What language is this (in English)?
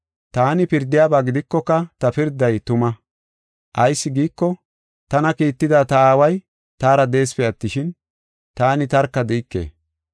Gofa